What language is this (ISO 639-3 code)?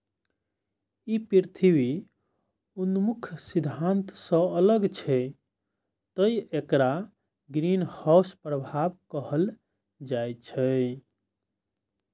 mai